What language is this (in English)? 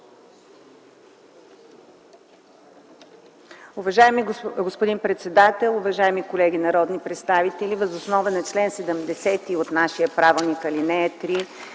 Bulgarian